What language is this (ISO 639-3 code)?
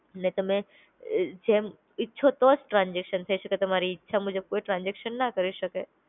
guj